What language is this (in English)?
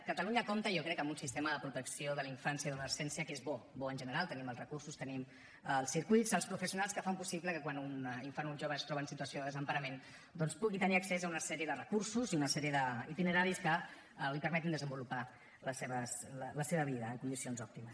Catalan